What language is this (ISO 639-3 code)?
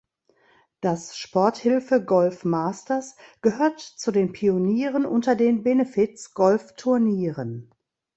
deu